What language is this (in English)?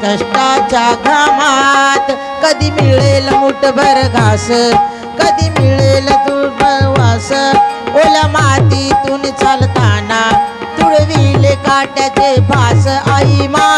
Marathi